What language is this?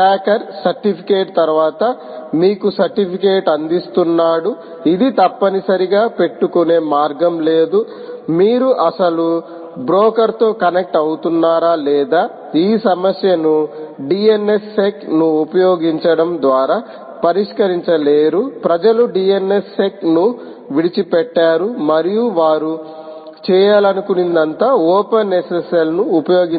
Telugu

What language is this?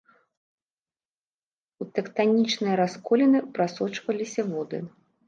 Belarusian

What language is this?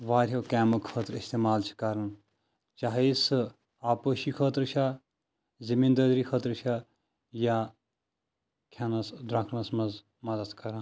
Kashmiri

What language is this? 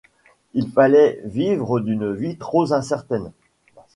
French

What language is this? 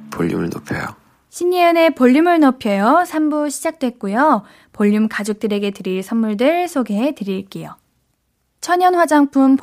Korean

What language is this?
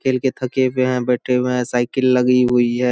Hindi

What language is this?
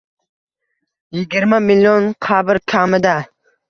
Uzbek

